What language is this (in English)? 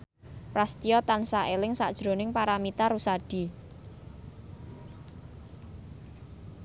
Javanese